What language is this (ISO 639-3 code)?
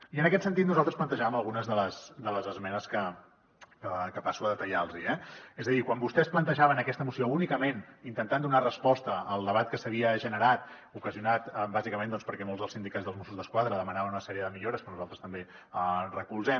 cat